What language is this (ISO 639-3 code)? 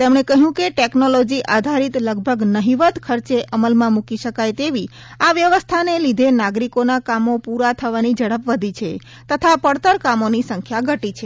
guj